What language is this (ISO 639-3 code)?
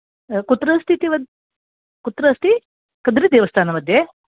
san